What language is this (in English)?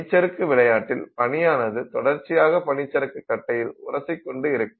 Tamil